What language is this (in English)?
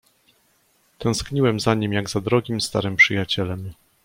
Polish